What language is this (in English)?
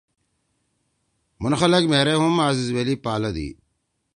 Torwali